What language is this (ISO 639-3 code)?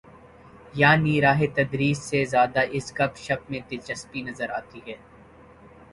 urd